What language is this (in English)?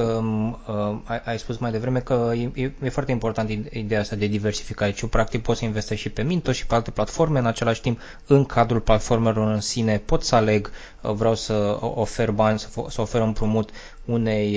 Romanian